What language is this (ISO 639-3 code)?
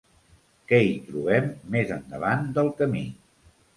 cat